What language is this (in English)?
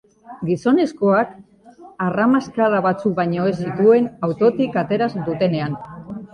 Basque